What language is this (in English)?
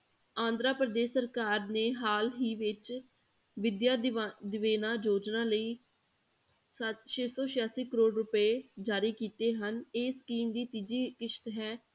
Punjabi